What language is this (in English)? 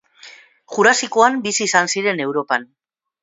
Basque